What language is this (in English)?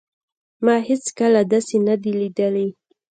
Pashto